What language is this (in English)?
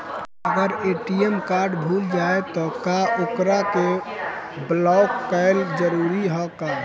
Bhojpuri